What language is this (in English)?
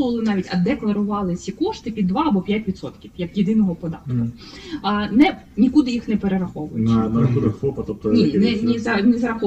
Ukrainian